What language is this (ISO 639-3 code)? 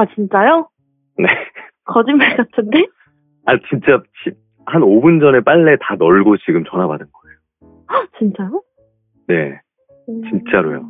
kor